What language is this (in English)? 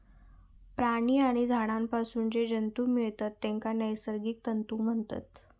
Marathi